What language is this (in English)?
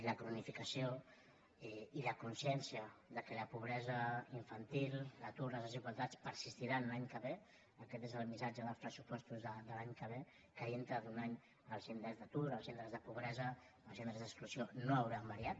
Catalan